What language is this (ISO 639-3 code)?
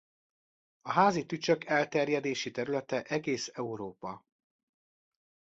hun